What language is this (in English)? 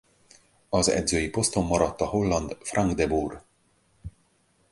Hungarian